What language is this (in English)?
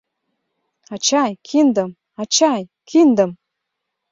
Mari